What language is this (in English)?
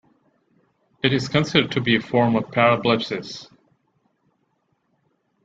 English